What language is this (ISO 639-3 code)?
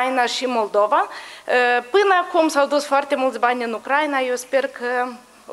ron